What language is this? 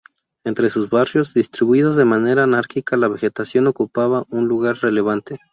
Spanish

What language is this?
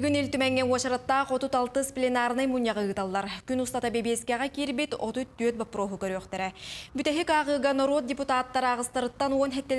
Russian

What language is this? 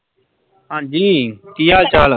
Punjabi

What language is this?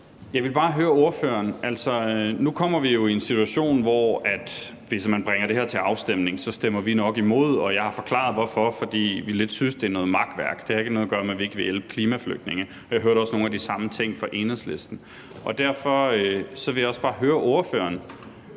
Danish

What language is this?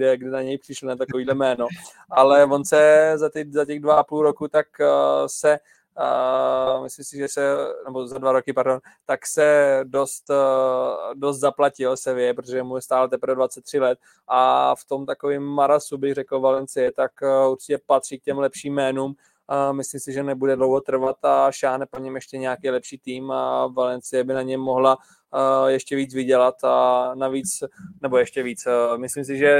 Czech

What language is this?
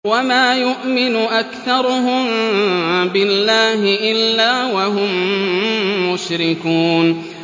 Arabic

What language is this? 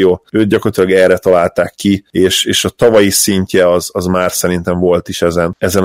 Hungarian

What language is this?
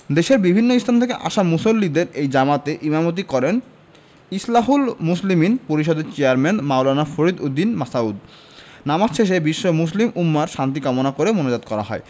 Bangla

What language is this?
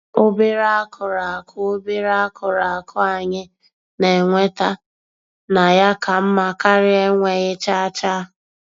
Igbo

